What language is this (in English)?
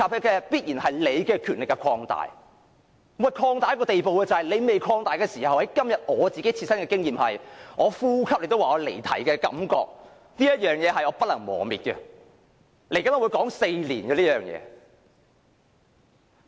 Cantonese